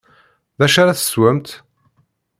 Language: Kabyle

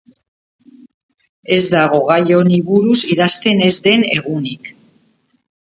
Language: Basque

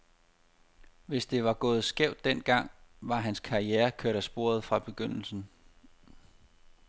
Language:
Danish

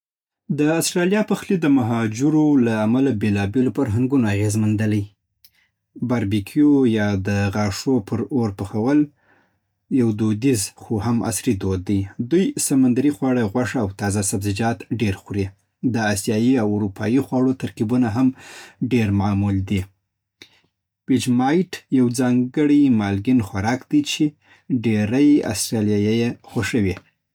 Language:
Southern Pashto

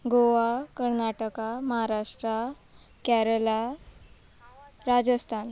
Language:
Konkani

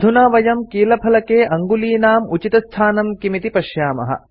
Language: Sanskrit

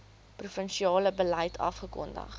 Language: Afrikaans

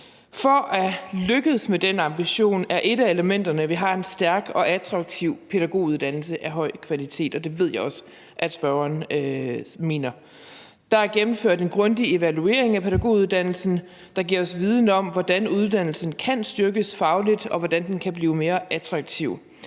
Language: Danish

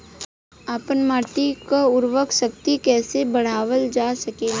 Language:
Bhojpuri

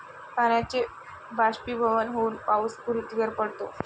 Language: Marathi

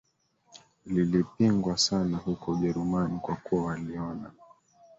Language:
Swahili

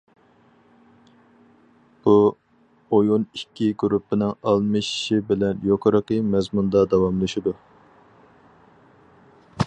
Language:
Uyghur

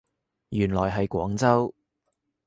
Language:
Cantonese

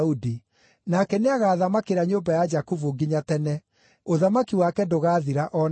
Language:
Kikuyu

